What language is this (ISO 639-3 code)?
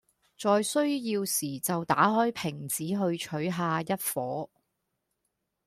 yue